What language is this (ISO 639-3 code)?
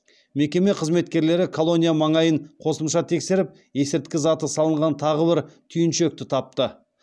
kaz